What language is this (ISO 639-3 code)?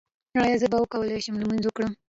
pus